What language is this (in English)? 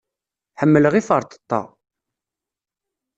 Kabyle